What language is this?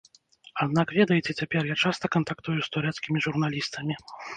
Belarusian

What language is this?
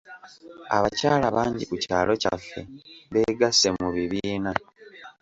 Ganda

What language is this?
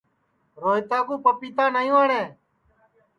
Sansi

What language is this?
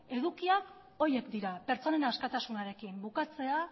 Basque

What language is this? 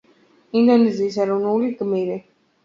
Georgian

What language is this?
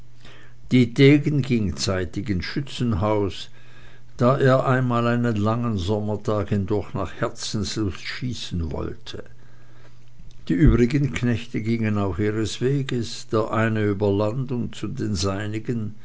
German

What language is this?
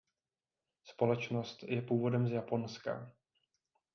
Czech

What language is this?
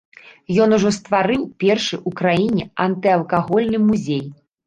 Belarusian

